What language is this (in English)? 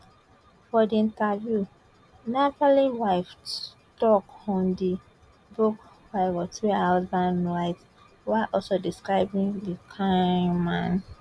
Nigerian Pidgin